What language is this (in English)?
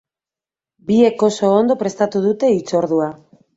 Basque